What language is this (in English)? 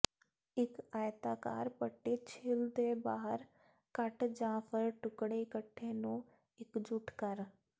Punjabi